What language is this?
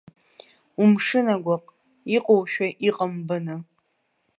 Abkhazian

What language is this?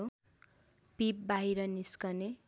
Nepali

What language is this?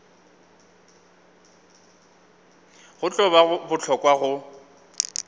Northern Sotho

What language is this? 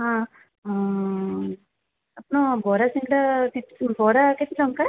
Odia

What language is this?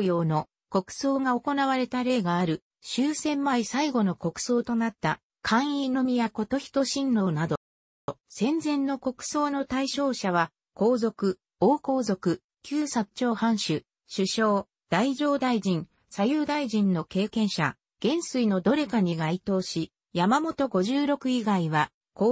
Japanese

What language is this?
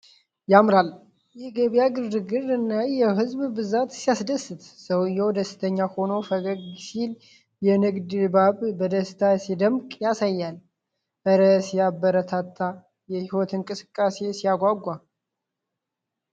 Amharic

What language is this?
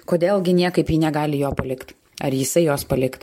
Lithuanian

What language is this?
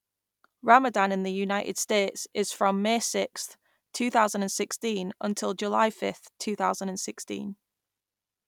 English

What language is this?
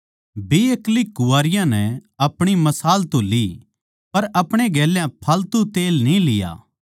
Haryanvi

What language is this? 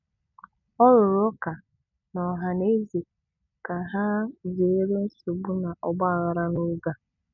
Igbo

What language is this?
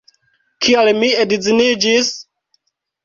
Esperanto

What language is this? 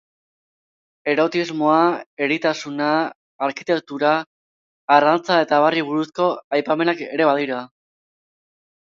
Basque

